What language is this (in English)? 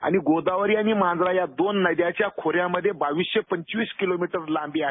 Marathi